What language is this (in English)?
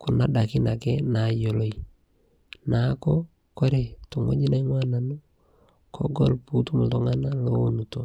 Masai